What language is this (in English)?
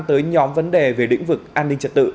Vietnamese